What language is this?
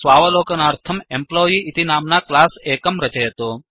Sanskrit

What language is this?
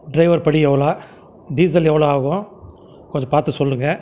Tamil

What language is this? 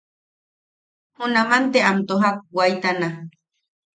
Yaqui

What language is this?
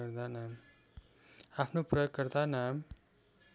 Nepali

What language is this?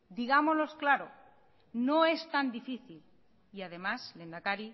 Spanish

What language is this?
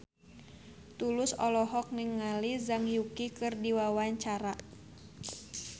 Sundanese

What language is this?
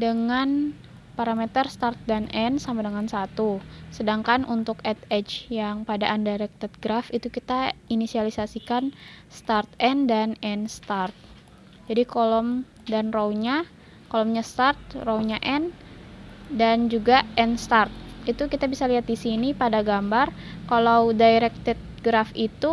Indonesian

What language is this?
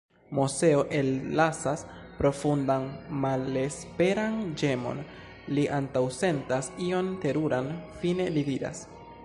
Esperanto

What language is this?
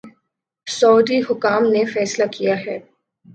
Urdu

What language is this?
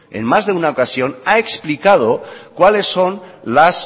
Spanish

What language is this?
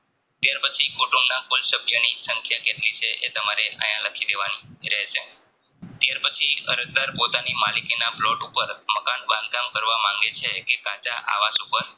Gujarati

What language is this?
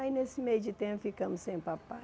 Portuguese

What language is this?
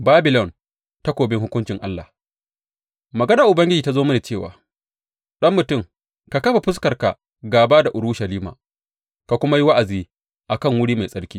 Hausa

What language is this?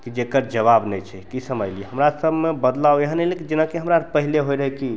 Maithili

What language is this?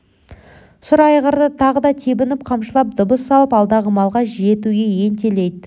Kazakh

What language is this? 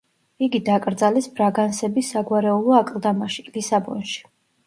Georgian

